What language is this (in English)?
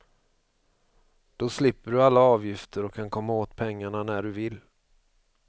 Swedish